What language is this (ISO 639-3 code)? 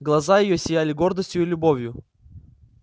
rus